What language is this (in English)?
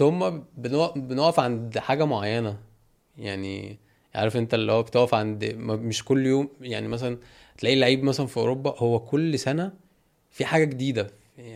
Arabic